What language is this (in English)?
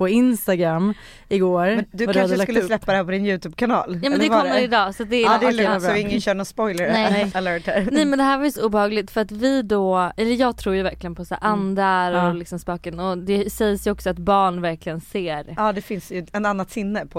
Swedish